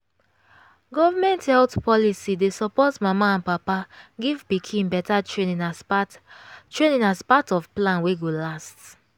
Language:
Nigerian Pidgin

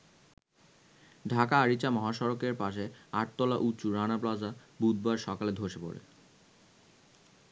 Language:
Bangla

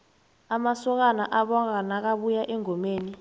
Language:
South Ndebele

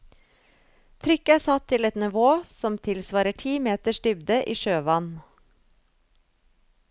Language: Norwegian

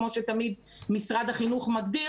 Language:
Hebrew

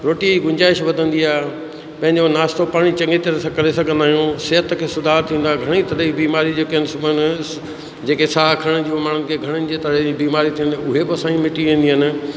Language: Sindhi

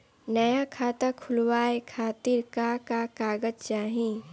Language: Bhojpuri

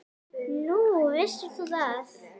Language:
Icelandic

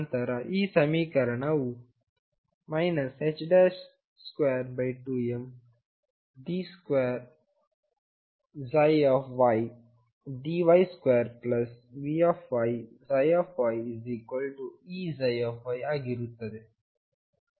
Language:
Kannada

